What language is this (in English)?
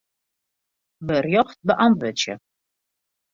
Western Frisian